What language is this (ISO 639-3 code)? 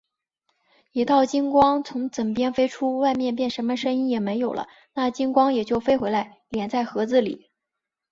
zho